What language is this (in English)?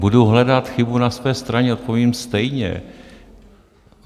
Czech